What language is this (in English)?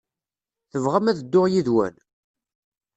Kabyle